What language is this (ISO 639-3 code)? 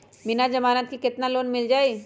mag